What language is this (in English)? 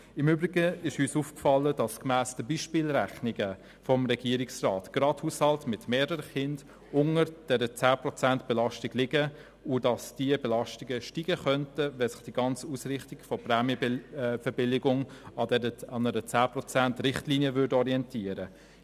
Swiss German